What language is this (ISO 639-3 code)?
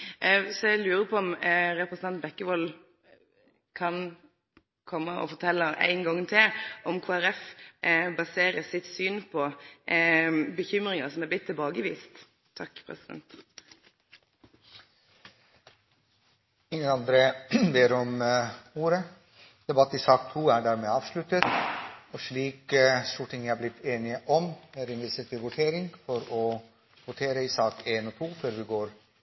nor